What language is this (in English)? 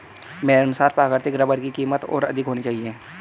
Hindi